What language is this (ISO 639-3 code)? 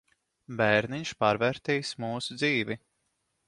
lav